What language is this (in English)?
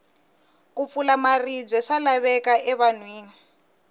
Tsonga